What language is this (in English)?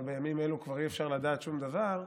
Hebrew